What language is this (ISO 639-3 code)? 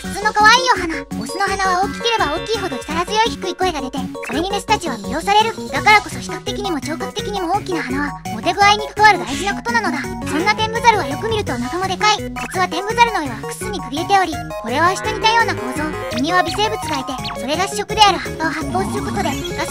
jpn